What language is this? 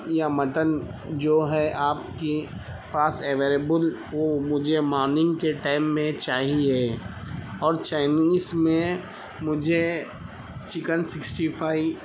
Urdu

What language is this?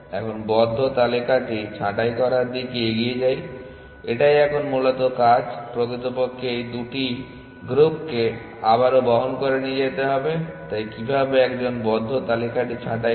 Bangla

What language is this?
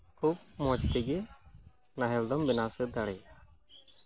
Santali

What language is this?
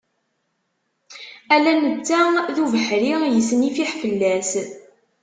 Kabyle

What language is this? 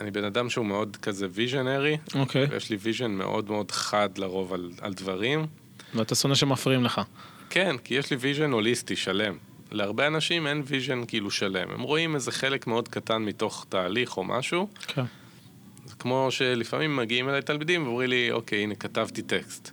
Hebrew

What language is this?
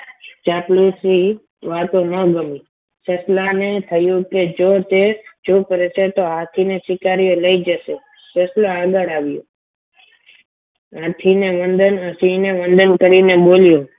Gujarati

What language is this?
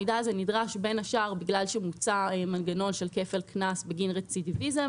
Hebrew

